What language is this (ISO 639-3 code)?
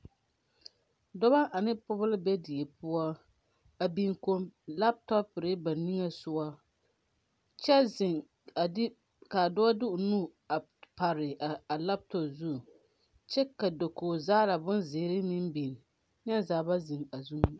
dga